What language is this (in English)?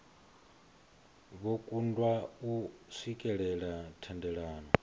Venda